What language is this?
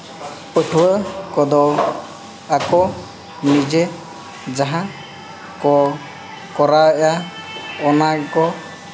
Santali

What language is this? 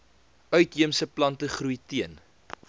Afrikaans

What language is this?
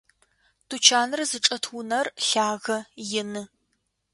Adyghe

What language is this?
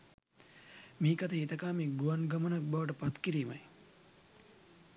Sinhala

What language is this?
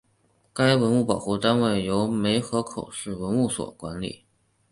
Chinese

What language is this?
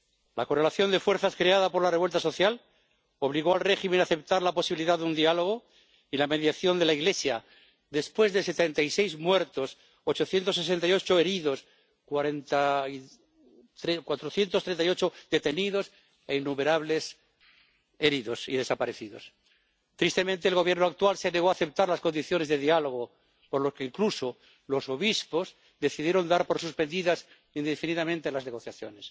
Spanish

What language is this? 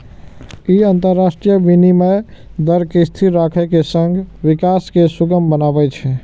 Maithili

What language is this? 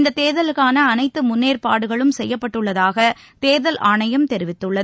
Tamil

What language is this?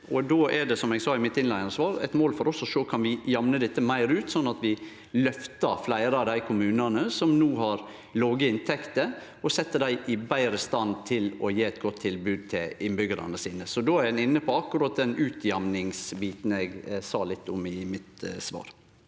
Norwegian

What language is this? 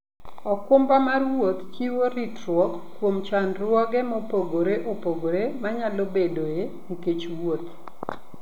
Luo (Kenya and Tanzania)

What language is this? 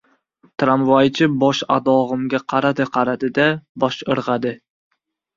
Uzbek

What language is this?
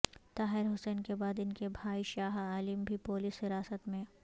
Urdu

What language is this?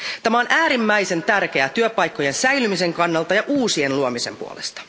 Finnish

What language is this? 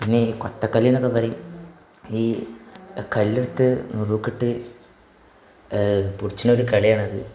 Malayalam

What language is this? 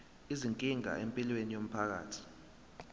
Zulu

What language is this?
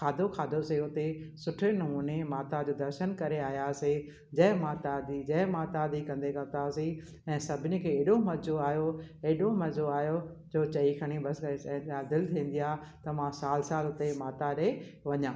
Sindhi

